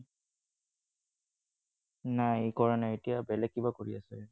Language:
Assamese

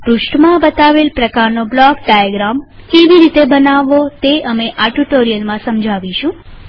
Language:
Gujarati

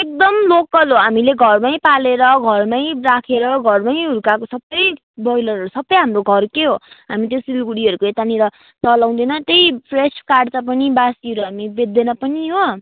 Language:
Nepali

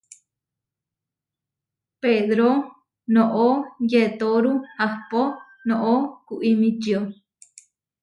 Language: Huarijio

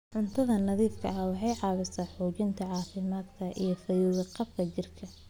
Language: Somali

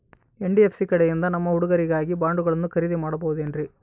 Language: Kannada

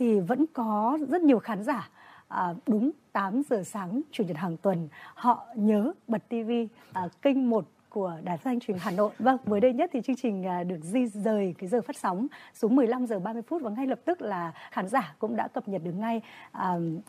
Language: Vietnamese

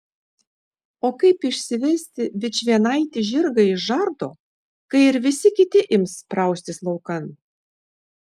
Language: Lithuanian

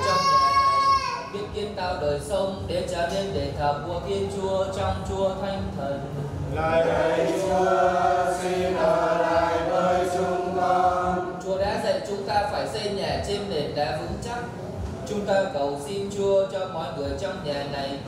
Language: Vietnamese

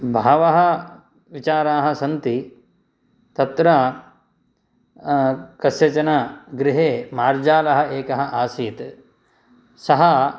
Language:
Sanskrit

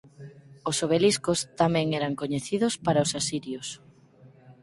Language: Galician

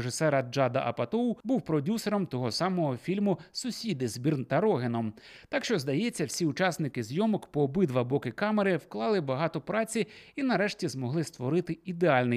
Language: Ukrainian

